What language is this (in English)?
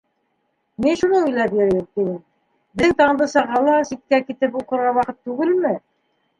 Bashkir